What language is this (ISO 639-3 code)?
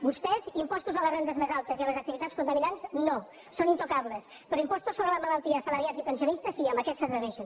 cat